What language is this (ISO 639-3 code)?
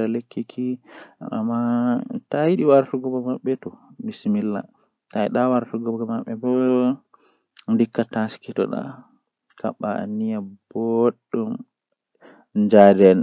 fuh